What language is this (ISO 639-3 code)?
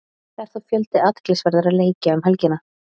isl